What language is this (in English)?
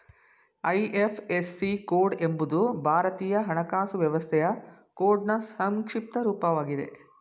Kannada